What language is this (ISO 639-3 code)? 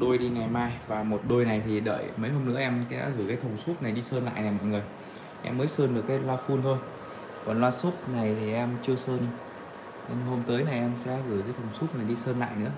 vie